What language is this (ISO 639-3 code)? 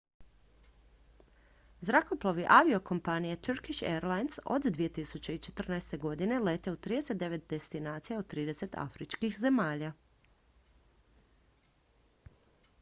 hrv